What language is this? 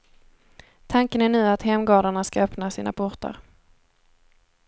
Swedish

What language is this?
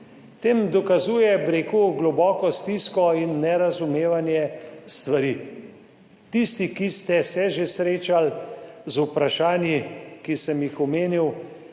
Slovenian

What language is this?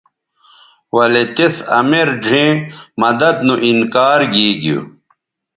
Bateri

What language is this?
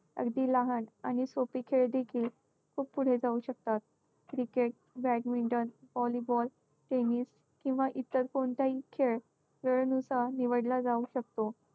Marathi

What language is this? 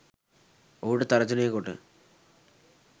Sinhala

